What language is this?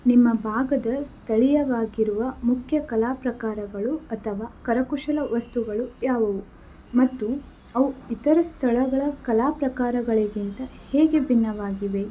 Kannada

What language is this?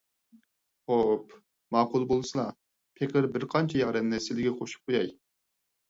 Uyghur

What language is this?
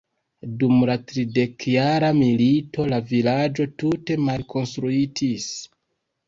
Esperanto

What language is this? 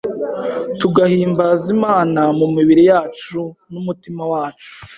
Kinyarwanda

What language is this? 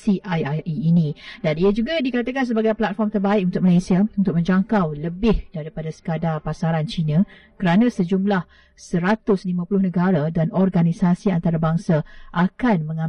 Malay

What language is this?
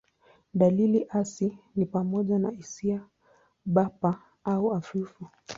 Swahili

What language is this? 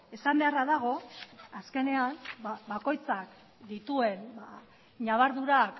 Basque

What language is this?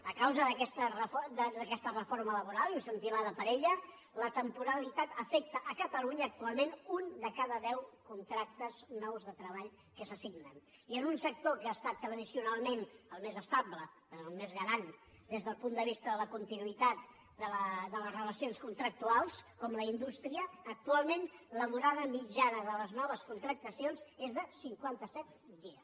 Catalan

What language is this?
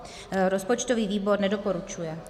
Czech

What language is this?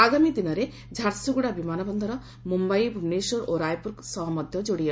Odia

